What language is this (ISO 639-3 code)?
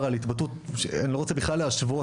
heb